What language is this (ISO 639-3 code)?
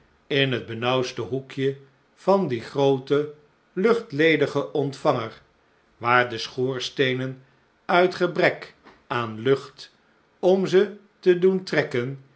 nld